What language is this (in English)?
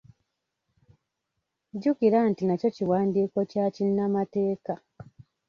Ganda